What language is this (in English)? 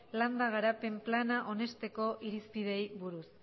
Basque